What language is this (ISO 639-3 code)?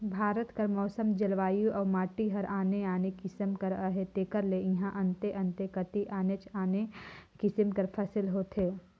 hne